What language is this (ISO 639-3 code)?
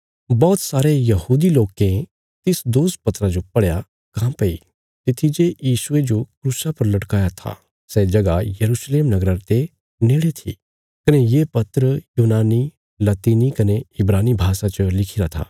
kfs